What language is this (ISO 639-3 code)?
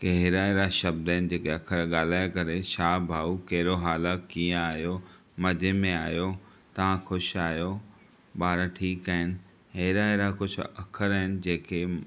snd